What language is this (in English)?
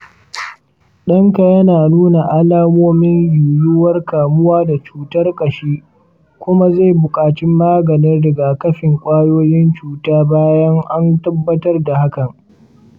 Hausa